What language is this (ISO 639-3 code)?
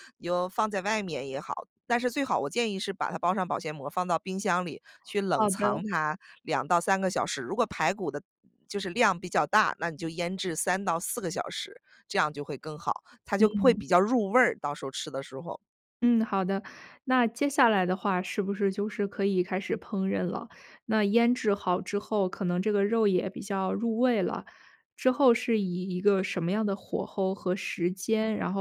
zho